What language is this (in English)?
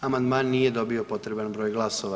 Croatian